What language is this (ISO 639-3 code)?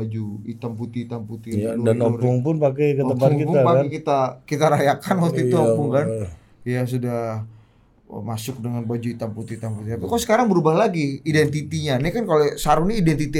ind